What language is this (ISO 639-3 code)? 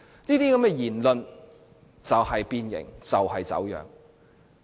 yue